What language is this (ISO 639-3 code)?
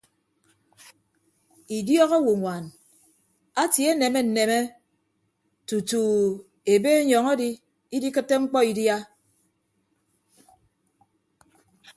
ibb